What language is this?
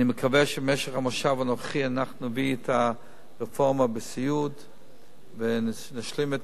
Hebrew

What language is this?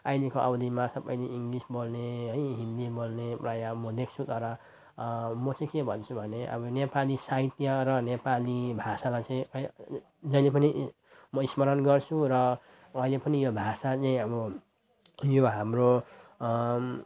Nepali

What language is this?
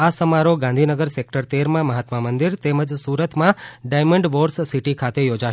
Gujarati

